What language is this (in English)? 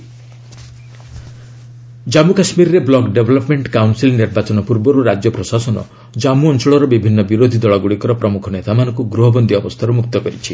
Odia